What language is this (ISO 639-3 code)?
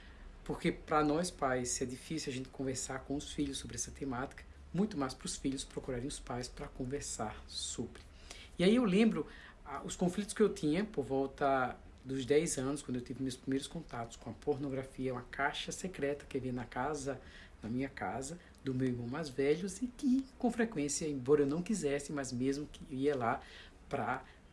por